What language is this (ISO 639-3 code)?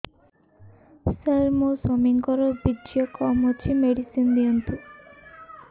ori